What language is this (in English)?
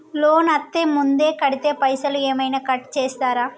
Telugu